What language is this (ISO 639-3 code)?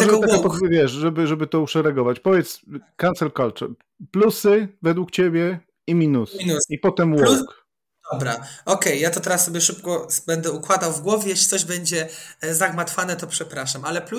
pol